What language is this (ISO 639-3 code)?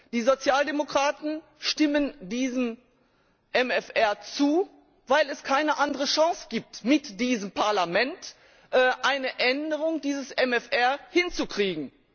deu